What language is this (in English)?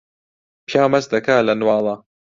Central Kurdish